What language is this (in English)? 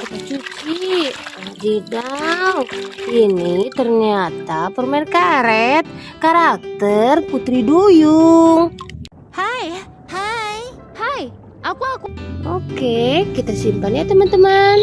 Indonesian